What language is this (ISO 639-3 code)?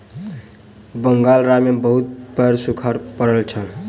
mai